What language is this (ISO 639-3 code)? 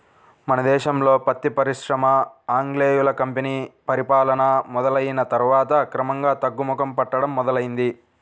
tel